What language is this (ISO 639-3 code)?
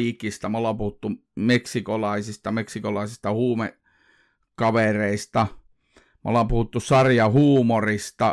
fin